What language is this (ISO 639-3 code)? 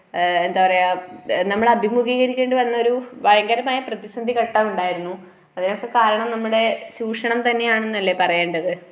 mal